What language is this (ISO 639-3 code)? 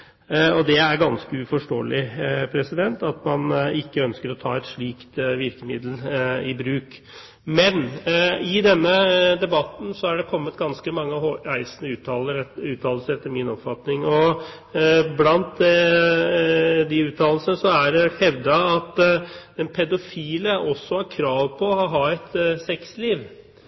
nob